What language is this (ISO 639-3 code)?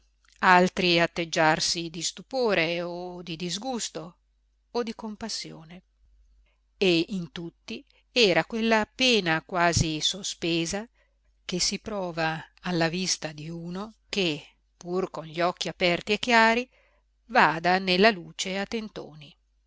ita